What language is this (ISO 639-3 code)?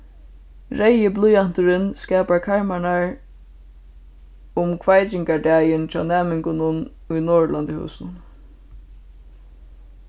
fao